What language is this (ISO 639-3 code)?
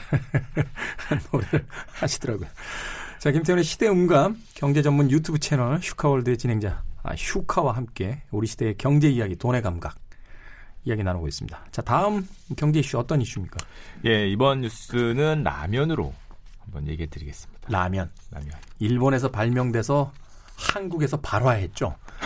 kor